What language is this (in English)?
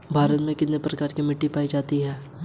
Hindi